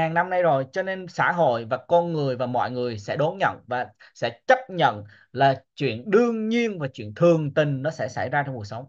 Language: Vietnamese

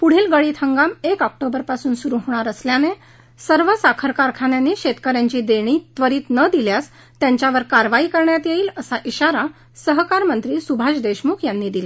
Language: Marathi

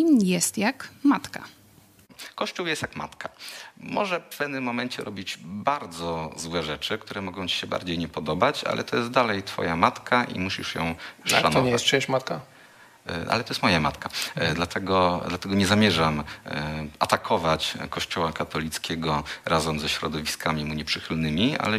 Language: Polish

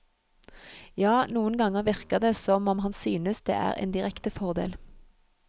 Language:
Norwegian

